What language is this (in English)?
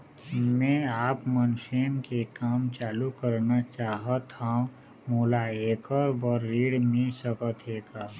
Chhattisgarhi